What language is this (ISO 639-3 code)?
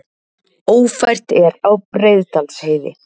isl